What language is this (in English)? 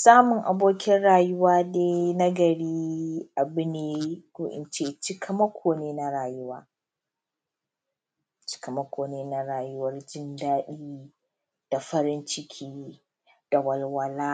Hausa